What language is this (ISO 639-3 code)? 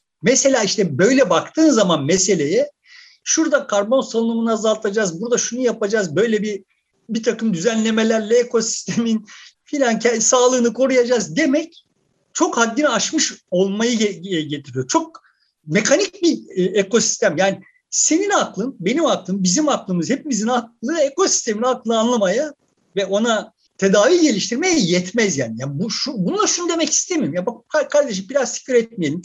tur